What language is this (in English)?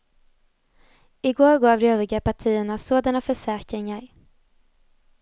Swedish